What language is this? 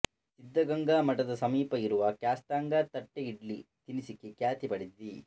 Kannada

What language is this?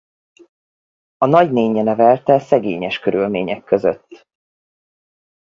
Hungarian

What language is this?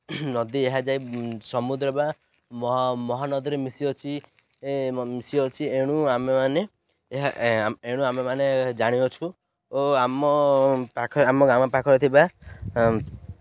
Odia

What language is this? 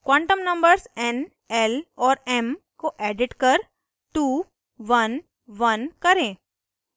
Hindi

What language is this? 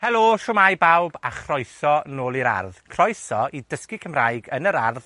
Welsh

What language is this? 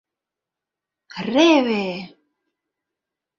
Mari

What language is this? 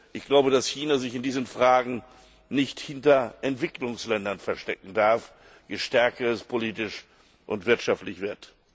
German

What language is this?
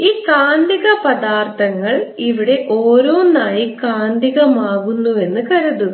Malayalam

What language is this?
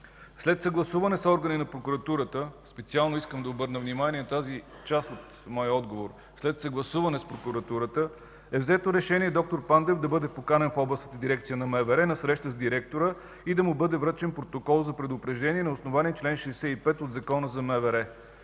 Bulgarian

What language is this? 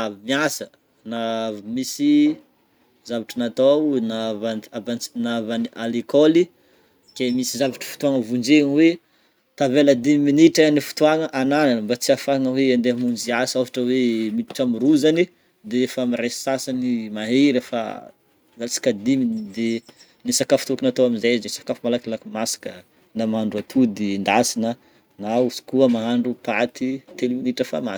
Northern Betsimisaraka Malagasy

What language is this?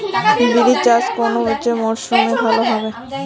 Bangla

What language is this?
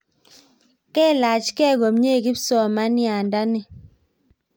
Kalenjin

